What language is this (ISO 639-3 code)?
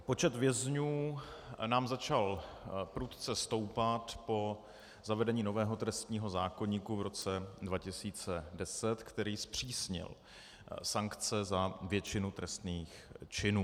ces